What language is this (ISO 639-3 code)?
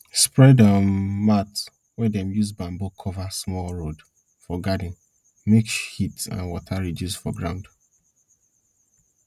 pcm